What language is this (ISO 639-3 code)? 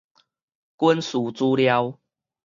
nan